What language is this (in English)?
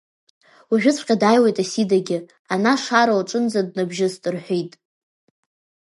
Abkhazian